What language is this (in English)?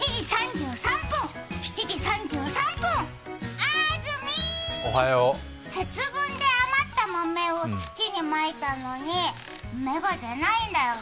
Japanese